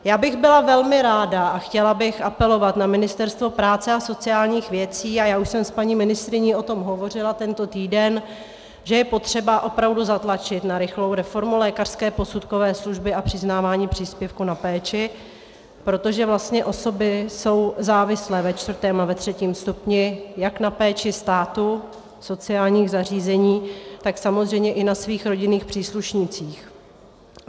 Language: Czech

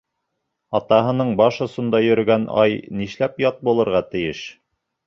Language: Bashkir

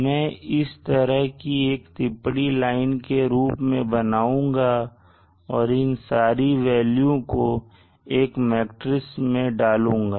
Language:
Hindi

